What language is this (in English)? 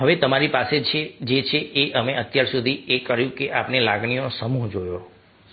Gujarati